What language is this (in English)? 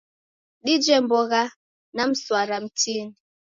Taita